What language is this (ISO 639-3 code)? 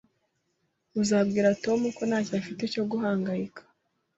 kin